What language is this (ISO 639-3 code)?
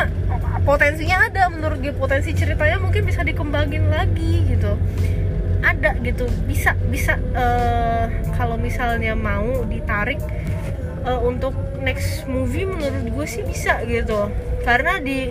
ind